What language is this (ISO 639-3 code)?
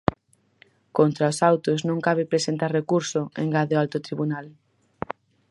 glg